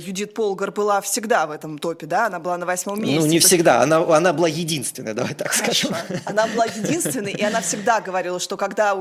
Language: Russian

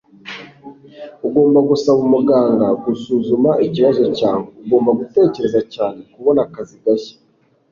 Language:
Kinyarwanda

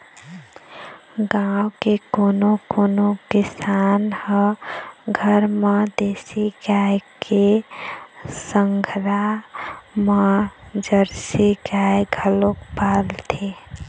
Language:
Chhattisgarhi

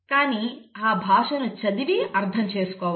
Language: Telugu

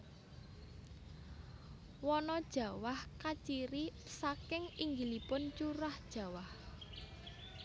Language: Javanese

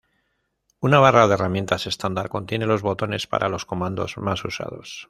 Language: Spanish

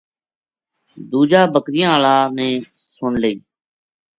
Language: Gujari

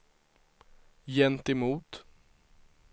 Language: Swedish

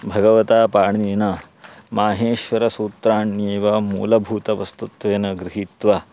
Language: Sanskrit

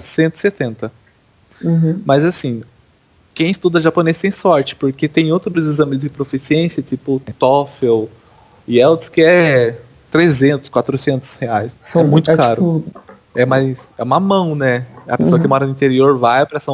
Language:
Portuguese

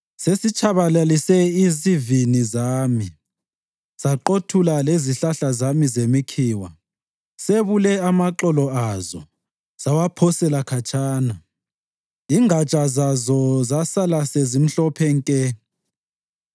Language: North Ndebele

